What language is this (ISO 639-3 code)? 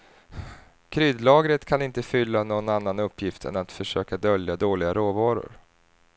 swe